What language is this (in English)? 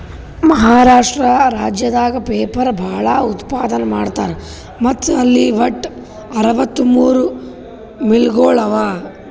Kannada